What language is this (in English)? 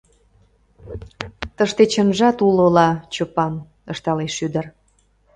Mari